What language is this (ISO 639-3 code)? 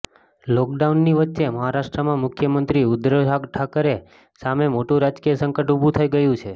guj